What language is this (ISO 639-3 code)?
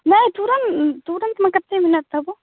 mai